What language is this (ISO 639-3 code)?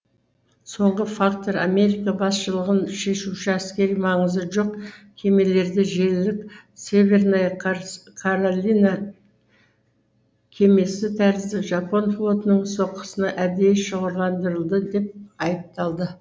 kaz